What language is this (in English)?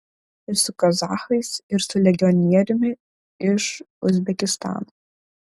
Lithuanian